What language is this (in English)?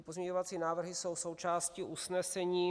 Czech